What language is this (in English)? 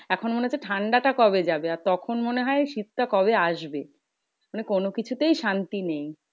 Bangla